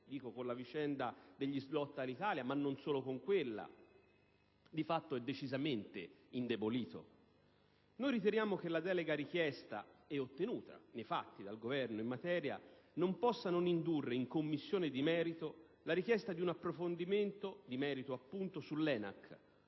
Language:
Italian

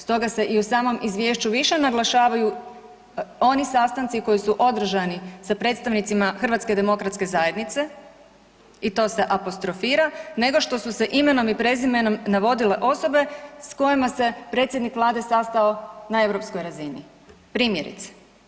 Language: Croatian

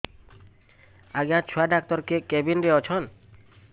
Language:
Odia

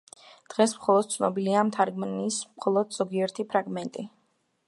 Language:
Georgian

